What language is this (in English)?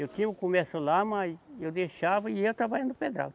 Portuguese